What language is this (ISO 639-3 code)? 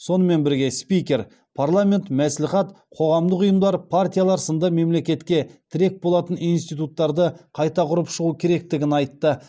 kaz